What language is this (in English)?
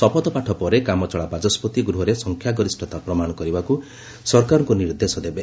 Odia